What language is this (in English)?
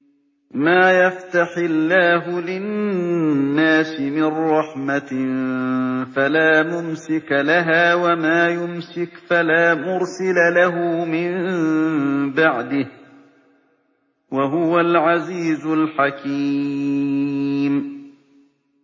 Arabic